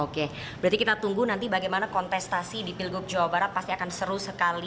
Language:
Indonesian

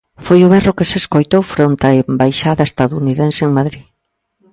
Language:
Galician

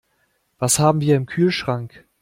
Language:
German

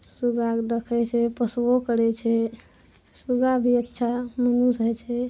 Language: Maithili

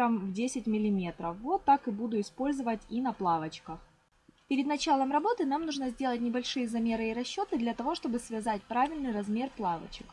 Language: Russian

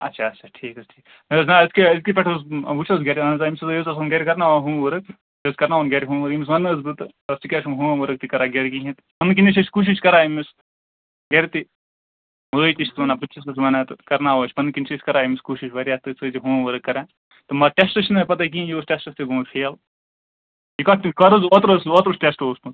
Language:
Kashmiri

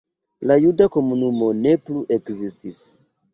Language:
Esperanto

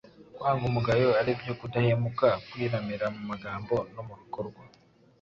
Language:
Kinyarwanda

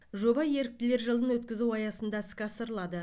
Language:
Kazakh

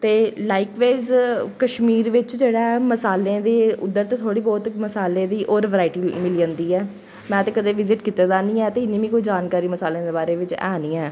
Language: Dogri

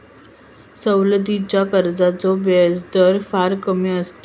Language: Marathi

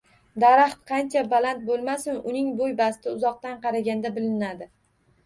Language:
Uzbek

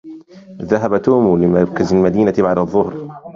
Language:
Arabic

